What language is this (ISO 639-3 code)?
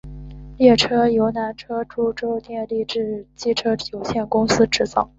zho